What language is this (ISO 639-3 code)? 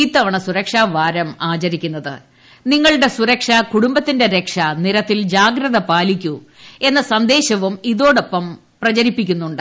mal